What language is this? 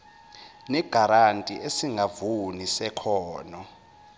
Zulu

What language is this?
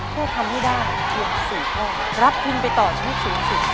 Thai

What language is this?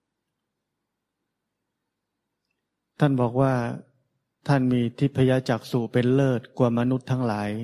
Thai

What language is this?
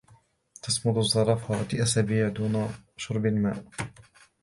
Arabic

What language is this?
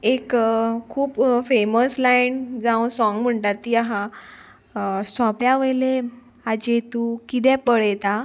Konkani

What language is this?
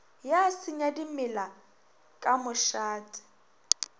Northern Sotho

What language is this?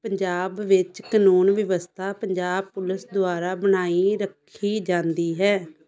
Punjabi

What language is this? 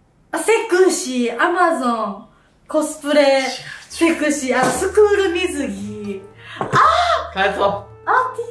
Japanese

